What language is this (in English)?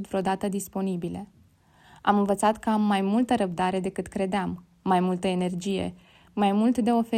Romanian